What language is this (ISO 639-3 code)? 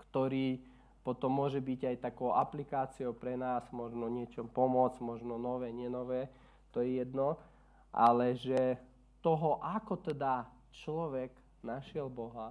slk